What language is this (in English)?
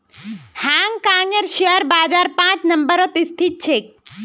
Magahi